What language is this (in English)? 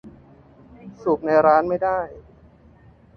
Thai